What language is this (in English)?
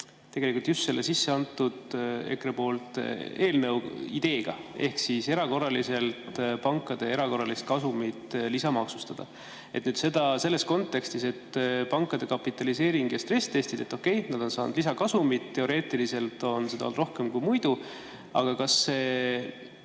Estonian